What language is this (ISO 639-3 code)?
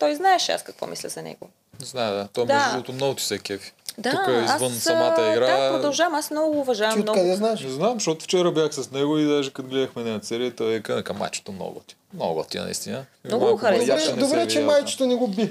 bul